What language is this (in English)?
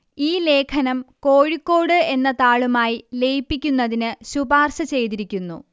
Malayalam